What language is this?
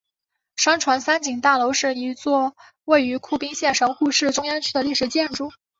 Chinese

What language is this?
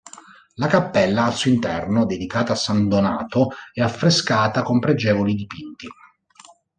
Italian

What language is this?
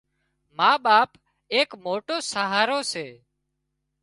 Wadiyara Koli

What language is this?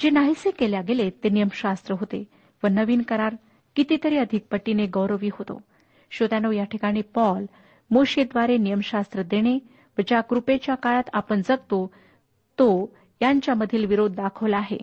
Marathi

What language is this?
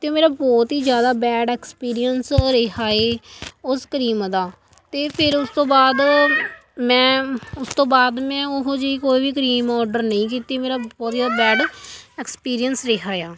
Punjabi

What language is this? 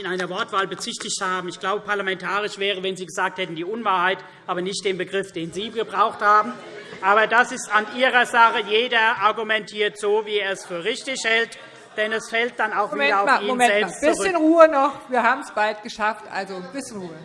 German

